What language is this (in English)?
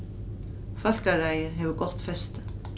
Faroese